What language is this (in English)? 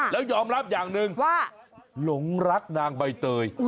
Thai